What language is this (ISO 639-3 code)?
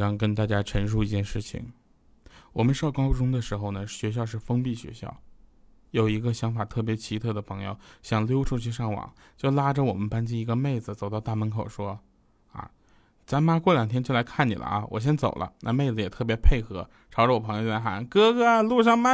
zho